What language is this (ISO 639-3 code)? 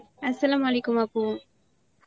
ben